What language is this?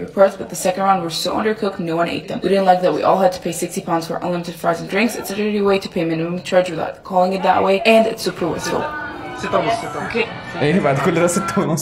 Arabic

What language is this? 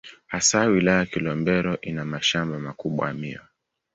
Swahili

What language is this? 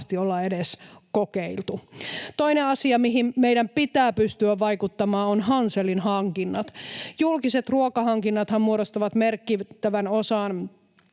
Finnish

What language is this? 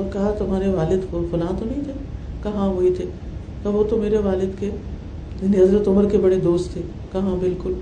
Urdu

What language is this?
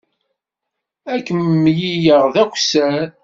Kabyle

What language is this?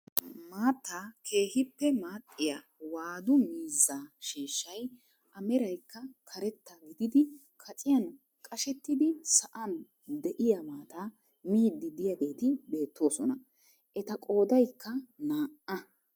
Wolaytta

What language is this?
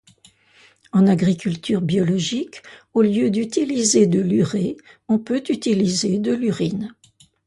French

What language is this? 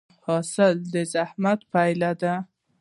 Pashto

